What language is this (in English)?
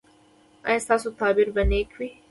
Pashto